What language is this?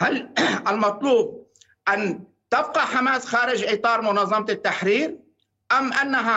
Arabic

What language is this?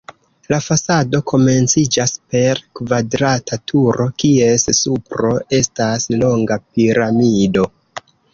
Esperanto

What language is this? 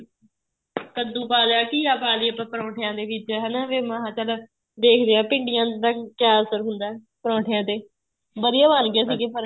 Punjabi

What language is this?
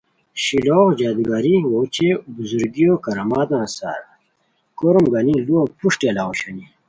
Khowar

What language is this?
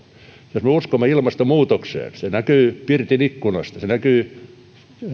Finnish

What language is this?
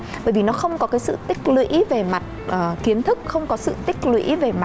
Vietnamese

